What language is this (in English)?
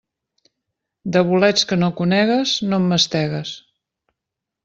Catalan